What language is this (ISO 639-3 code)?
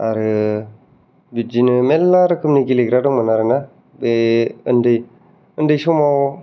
brx